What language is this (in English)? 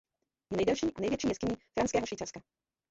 Czech